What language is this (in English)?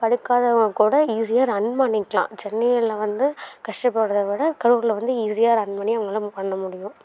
Tamil